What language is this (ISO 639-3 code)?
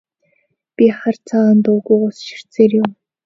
mon